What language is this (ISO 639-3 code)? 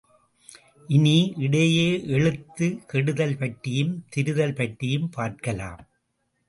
tam